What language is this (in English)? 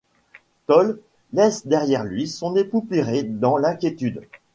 French